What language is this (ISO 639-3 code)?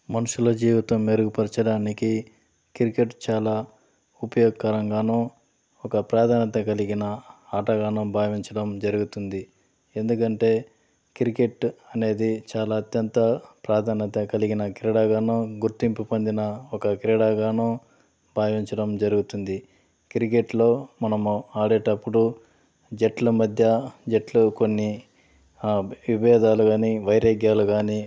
tel